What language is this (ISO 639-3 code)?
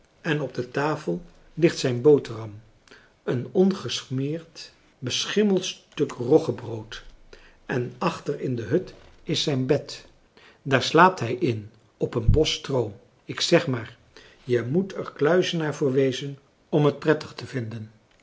nld